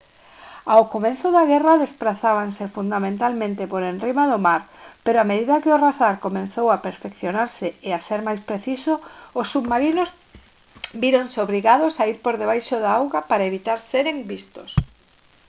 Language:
Galician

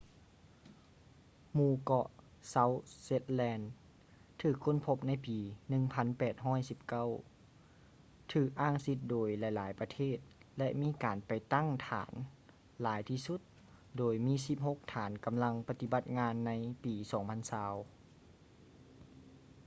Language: Lao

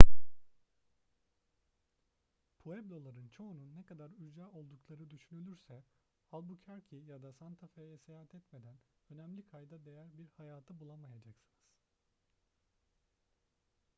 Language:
Turkish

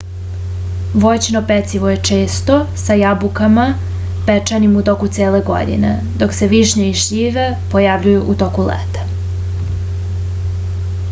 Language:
Serbian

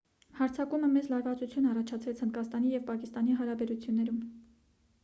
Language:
Armenian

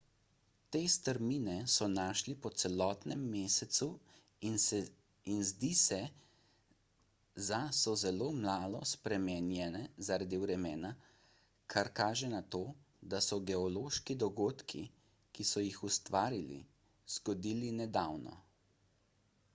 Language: Slovenian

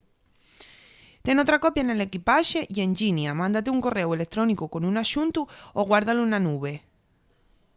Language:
Asturian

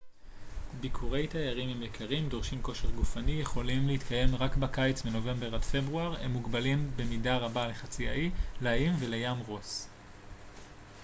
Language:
Hebrew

